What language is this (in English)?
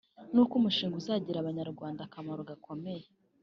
Kinyarwanda